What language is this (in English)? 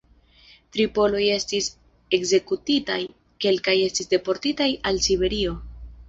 Esperanto